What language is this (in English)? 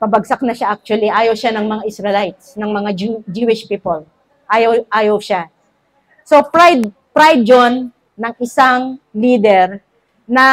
Filipino